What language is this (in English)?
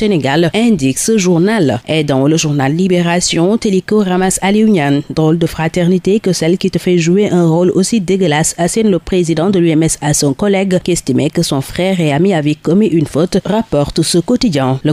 French